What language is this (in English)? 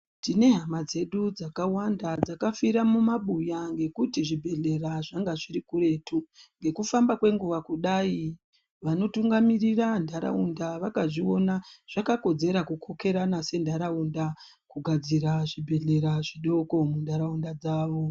Ndau